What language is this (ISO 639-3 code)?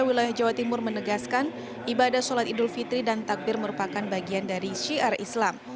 ind